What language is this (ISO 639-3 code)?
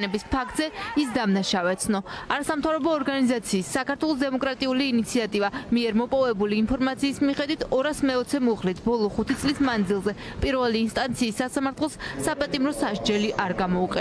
ron